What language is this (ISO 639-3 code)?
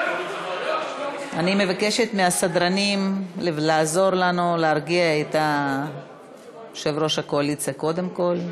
heb